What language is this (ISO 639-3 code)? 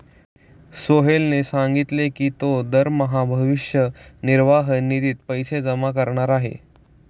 mar